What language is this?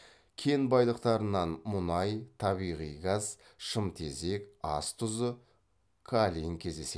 Kazakh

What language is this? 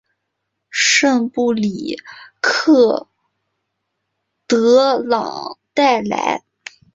Chinese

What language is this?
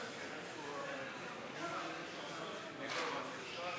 Hebrew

